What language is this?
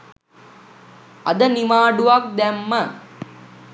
Sinhala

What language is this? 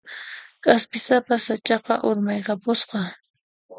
Puno Quechua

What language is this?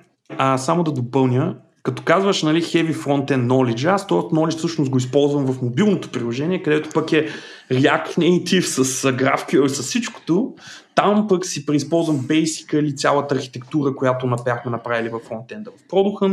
Bulgarian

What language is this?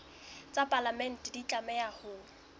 Southern Sotho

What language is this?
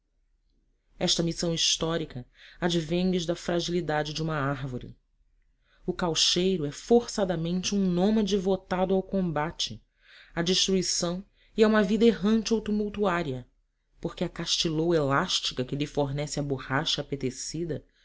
Portuguese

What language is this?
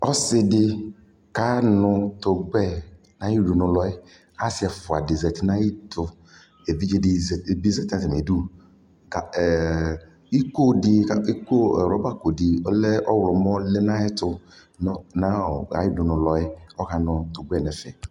Ikposo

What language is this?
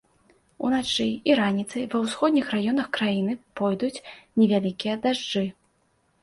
Belarusian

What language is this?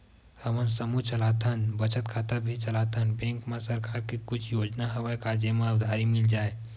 Chhattisgarhi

